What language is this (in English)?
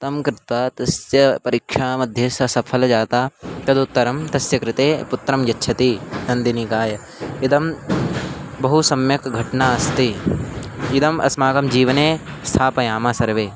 Sanskrit